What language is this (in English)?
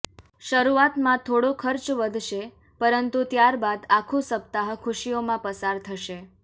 Gujarati